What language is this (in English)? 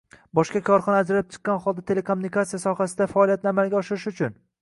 Uzbek